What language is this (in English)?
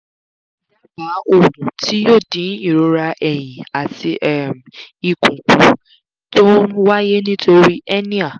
Yoruba